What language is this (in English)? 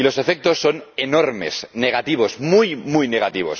Spanish